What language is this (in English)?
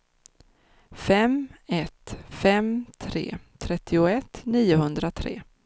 Swedish